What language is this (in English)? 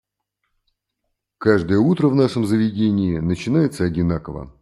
Russian